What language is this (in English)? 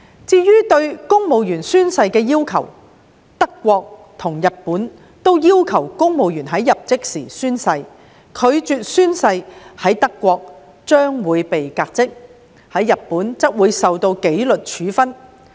Cantonese